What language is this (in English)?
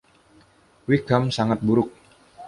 Indonesian